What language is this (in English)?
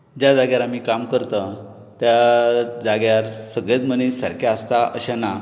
Konkani